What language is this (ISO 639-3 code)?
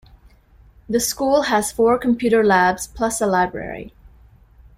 eng